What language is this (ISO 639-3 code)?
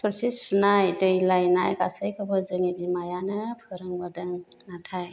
brx